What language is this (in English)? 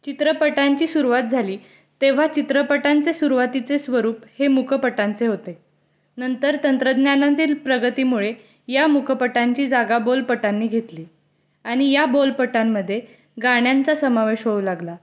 Marathi